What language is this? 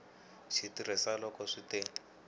Tsonga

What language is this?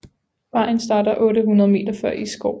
Danish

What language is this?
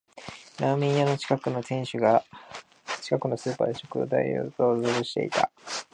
Japanese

